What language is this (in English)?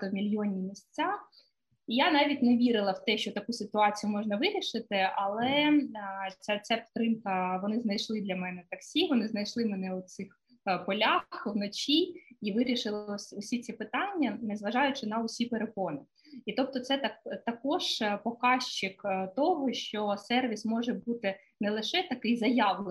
Ukrainian